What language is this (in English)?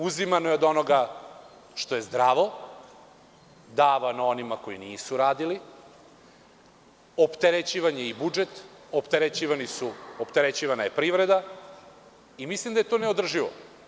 Serbian